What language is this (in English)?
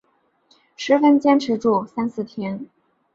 Chinese